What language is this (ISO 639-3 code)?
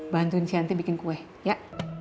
ind